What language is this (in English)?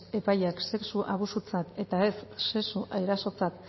Basque